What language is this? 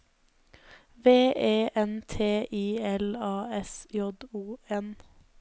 Norwegian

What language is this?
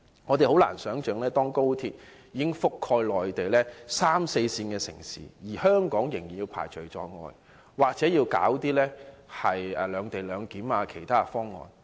Cantonese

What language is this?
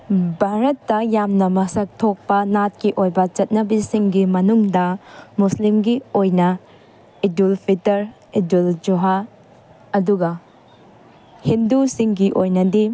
Manipuri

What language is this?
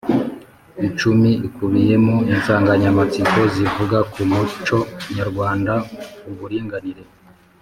Kinyarwanda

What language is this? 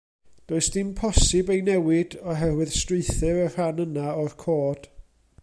Welsh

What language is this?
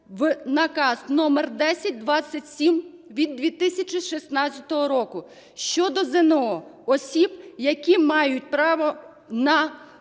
Ukrainian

